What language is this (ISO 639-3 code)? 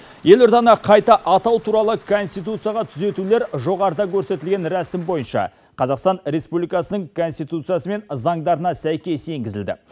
kaz